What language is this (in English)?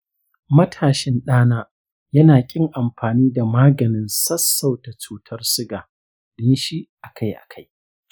Hausa